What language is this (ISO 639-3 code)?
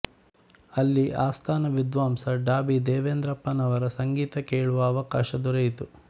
kan